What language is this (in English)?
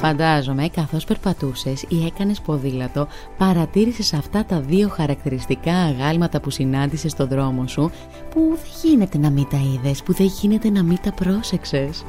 Greek